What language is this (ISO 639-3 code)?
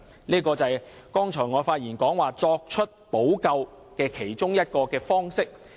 yue